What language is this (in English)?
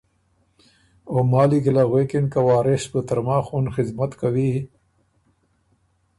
Ormuri